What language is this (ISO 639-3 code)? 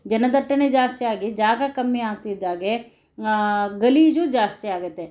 kan